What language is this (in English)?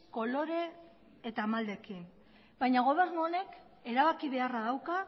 Basque